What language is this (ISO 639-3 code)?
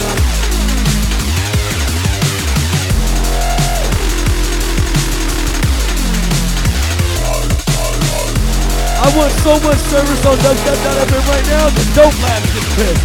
eng